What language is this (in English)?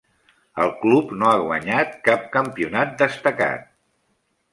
Catalan